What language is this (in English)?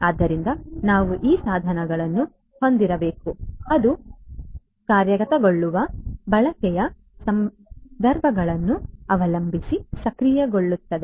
Kannada